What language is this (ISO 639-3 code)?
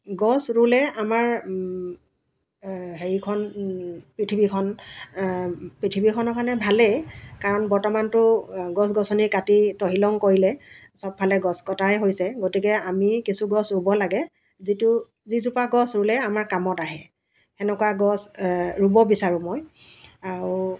asm